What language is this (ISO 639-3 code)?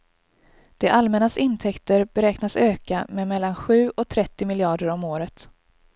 swe